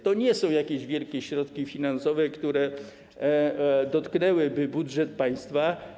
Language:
Polish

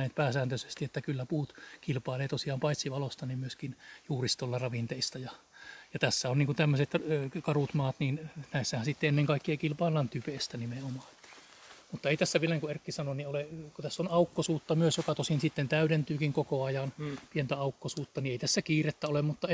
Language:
Finnish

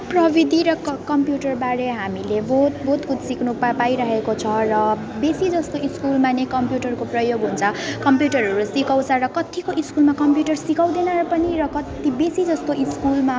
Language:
Nepali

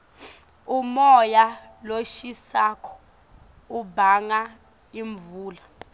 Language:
Swati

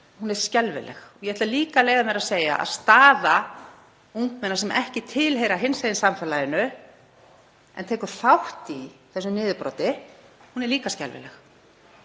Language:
Icelandic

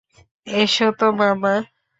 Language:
Bangla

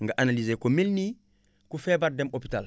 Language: Wolof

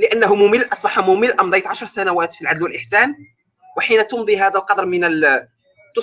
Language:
Arabic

